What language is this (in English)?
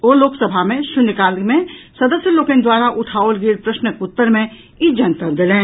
Maithili